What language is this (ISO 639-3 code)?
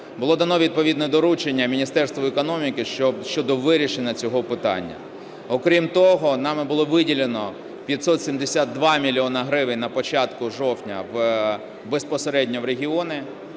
ukr